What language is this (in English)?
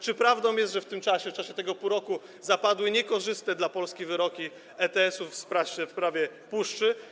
Polish